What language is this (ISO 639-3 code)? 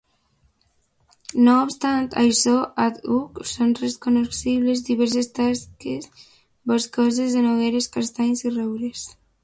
cat